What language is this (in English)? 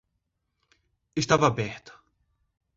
Portuguese